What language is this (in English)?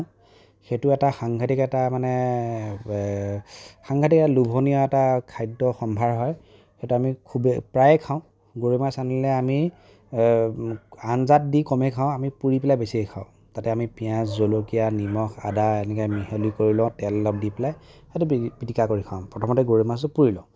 Assamese